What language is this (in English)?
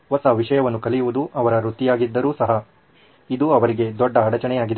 Kannada